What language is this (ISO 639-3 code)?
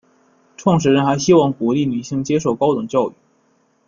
zho